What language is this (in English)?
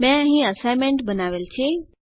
Gujarati